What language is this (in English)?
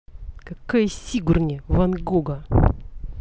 Russian